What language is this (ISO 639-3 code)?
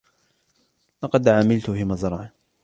ara